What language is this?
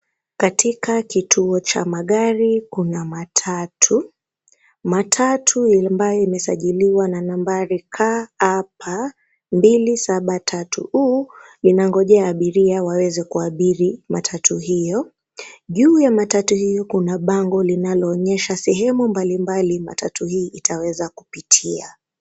Swahili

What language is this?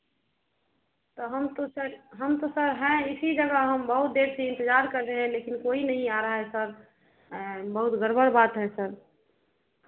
Hindi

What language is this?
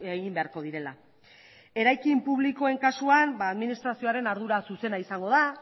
Basque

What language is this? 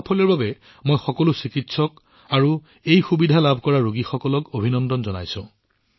Assamese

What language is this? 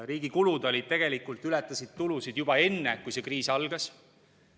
Estonian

